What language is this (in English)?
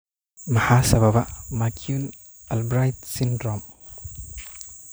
Somali